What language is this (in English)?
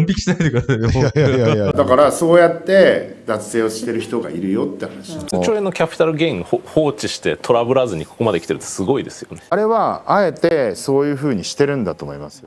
Japanese